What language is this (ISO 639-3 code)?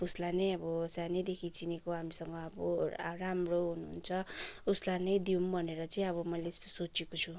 nep